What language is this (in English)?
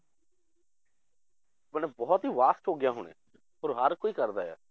Punjabi